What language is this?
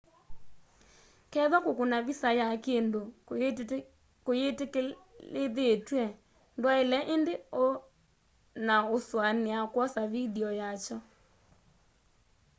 Kamba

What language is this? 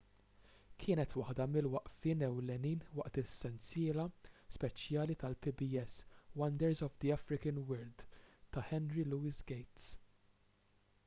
Maltese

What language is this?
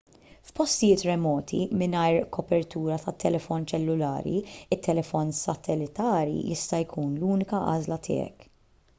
Maltese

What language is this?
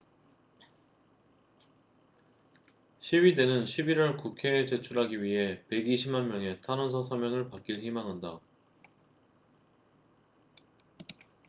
Korean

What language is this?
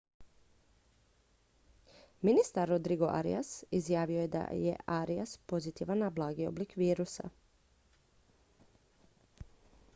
Croatian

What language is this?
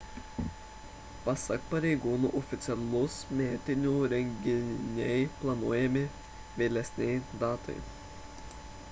Lithuanian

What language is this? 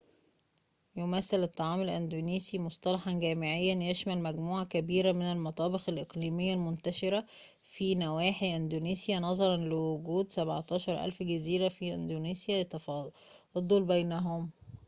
Arabic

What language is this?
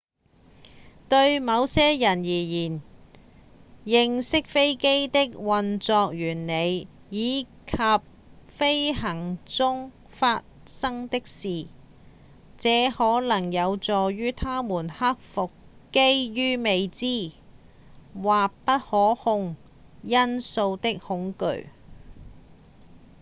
Cantonese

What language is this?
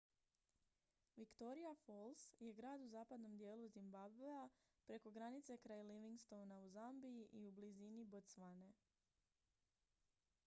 Croatian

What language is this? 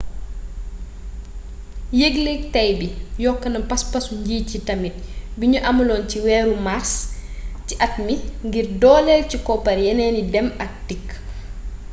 Wolof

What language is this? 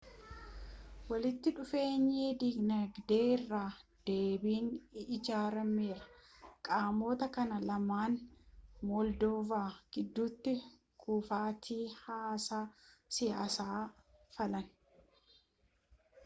Oromo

